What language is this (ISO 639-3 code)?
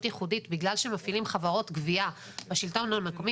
heb